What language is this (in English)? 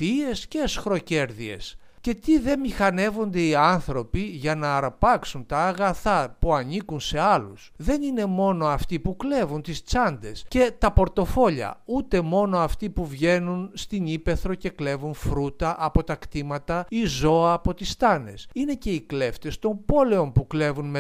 Greek